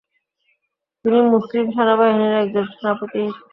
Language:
Bangla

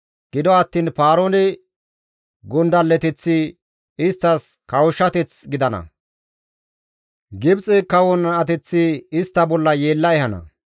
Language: Gamo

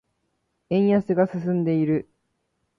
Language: Japanese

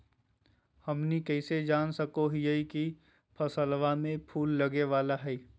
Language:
Magahi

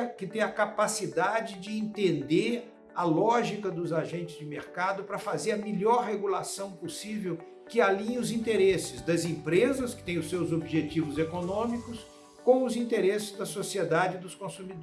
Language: Portuguese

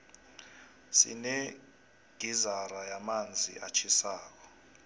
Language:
South Ndebele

